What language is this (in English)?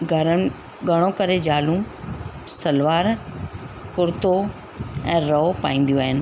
Sindhi